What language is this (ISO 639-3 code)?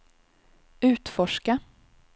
swe